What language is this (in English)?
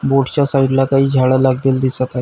Marathi